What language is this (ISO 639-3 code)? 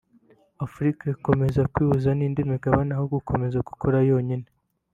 kin